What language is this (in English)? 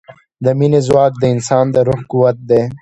Pashto